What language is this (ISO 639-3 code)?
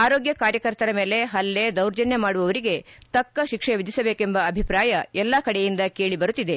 kan